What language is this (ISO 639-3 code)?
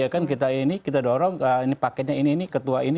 ind